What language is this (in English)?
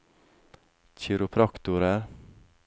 Norwegian